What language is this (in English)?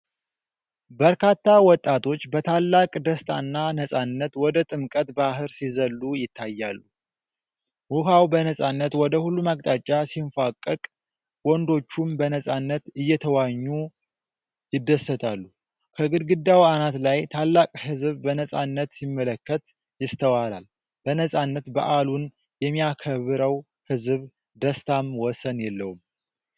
Amharic